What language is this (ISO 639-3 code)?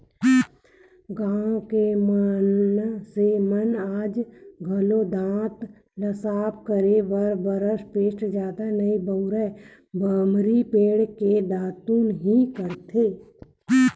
hne